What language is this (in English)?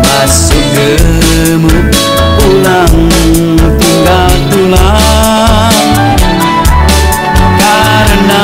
Indonesian